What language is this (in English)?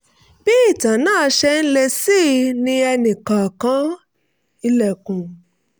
Yoruba